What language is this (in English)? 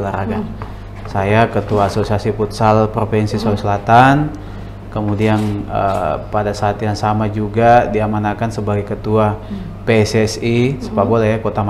Indonesian